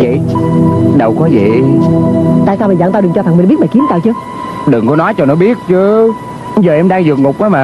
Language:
Vietnamese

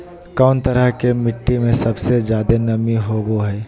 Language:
Magahi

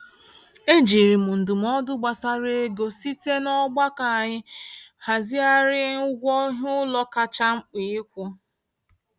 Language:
Igbo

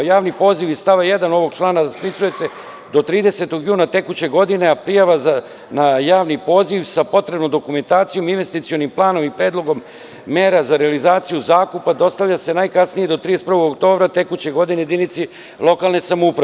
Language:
Serbian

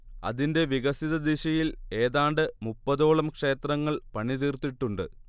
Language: Malayalam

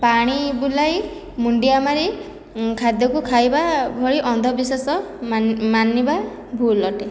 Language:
Odia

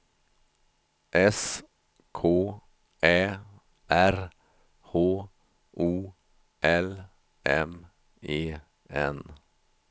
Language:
Swedish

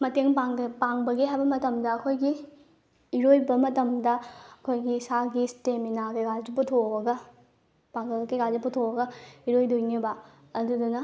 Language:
Manipuri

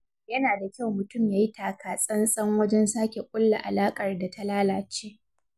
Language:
Hausa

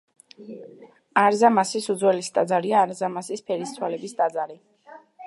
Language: Georgian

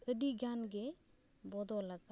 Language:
Santali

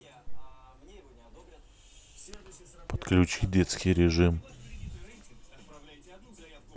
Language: Russian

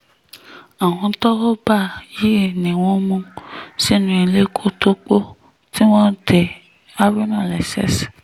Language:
Yoruba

